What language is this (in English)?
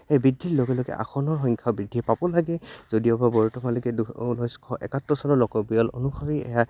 Assamese